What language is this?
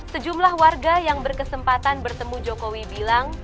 Indonesian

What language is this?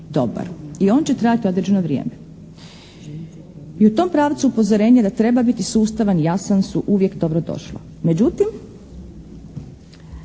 Croatian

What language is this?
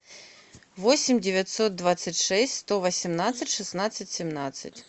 Russian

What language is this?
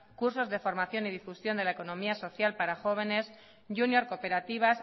Spanish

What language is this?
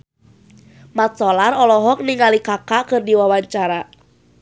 Sundanese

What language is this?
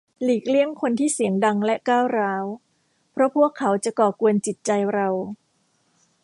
Thai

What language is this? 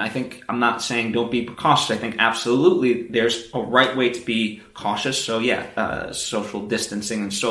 English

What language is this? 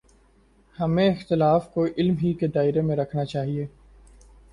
Urdu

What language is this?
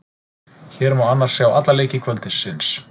Icelandic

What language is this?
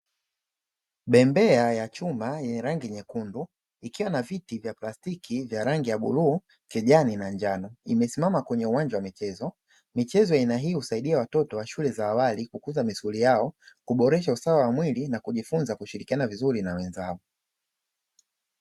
Swahili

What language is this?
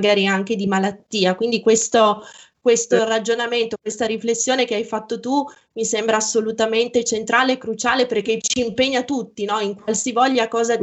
Italian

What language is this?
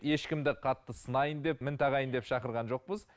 Kazakh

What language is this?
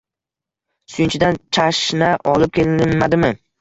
Uzbek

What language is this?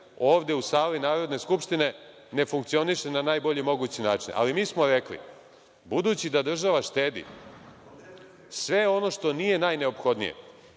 Serbian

